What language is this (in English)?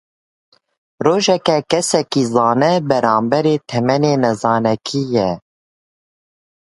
Kurdish